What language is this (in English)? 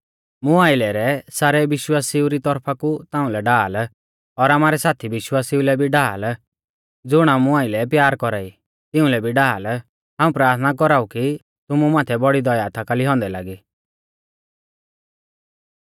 Mahasu Pahari